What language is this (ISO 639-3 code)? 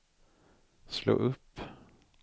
swe